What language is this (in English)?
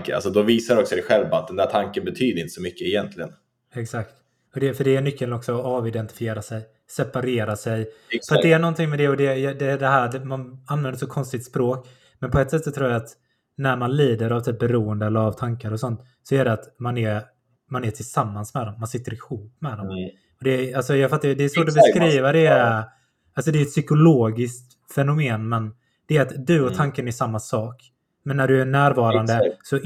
Swedish